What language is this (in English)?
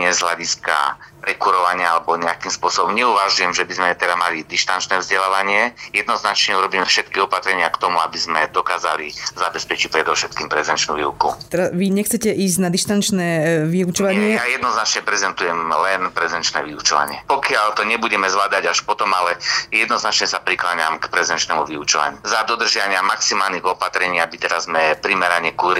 Slovak